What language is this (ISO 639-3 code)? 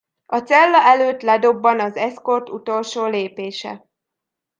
hun